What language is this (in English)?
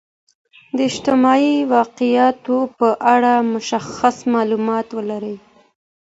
Pashto